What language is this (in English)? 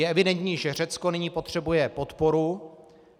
Czech